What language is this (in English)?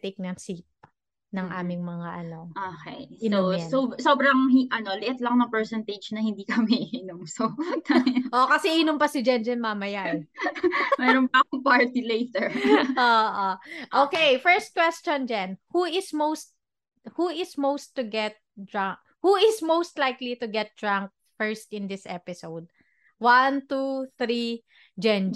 Filipino